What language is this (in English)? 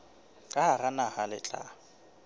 Southern Sotho